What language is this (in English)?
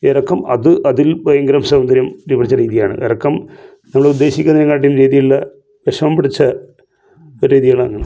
Malayalam